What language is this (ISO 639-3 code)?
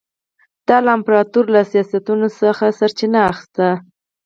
pus